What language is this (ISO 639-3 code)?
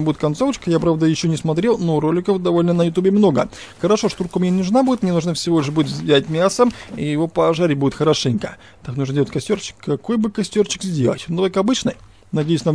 rus